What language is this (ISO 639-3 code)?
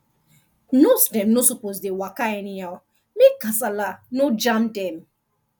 pcm